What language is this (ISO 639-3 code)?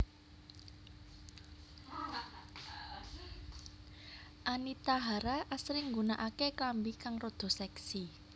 jav